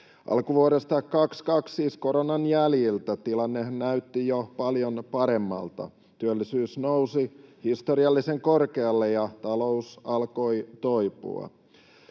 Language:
Finnish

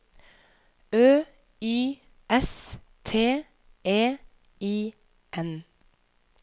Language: Norwegian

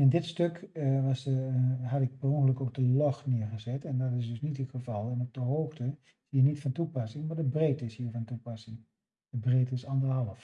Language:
Dutch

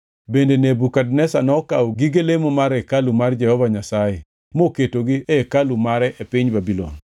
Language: Luo (Kenya and Tanzania)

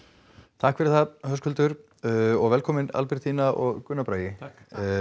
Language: Icelandic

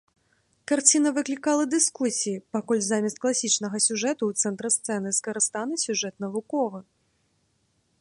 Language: Belarusian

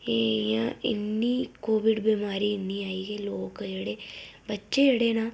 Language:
Dogri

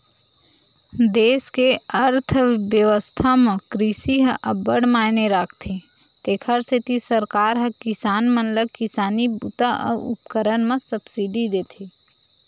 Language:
Chhattisgarhi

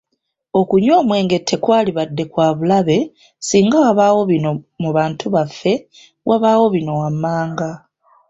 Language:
Ganda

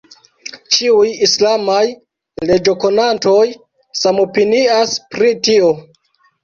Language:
Esperanto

